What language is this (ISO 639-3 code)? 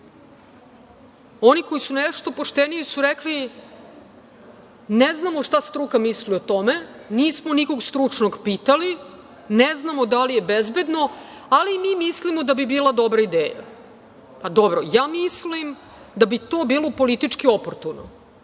srp